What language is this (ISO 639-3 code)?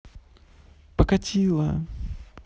rus